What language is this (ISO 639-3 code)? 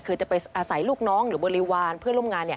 tha